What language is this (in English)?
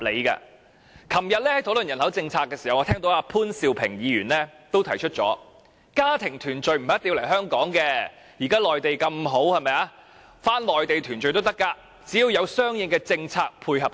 Cantonese